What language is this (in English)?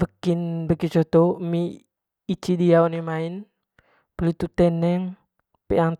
Manggarai